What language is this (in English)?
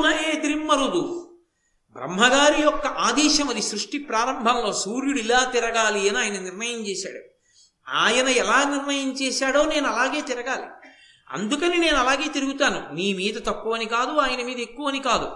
Telugu